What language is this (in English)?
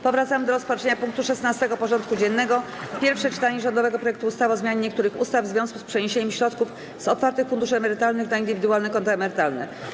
Polish